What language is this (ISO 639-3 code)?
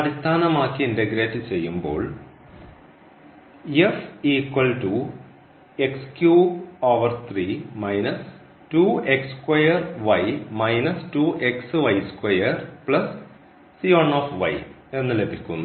mal